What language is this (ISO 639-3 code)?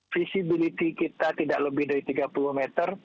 ind